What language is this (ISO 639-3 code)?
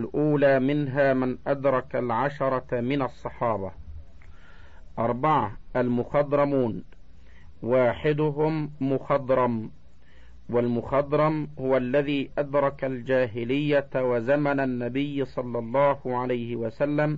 ara